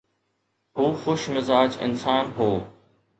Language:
Sindhi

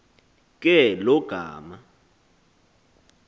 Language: Xhosa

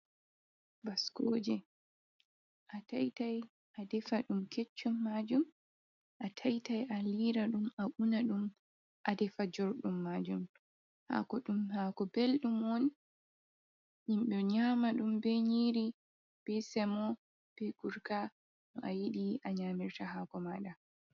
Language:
Fula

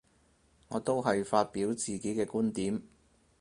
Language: Cantonese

